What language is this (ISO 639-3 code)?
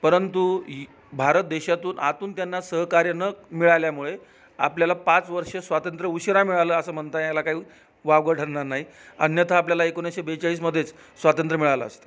mar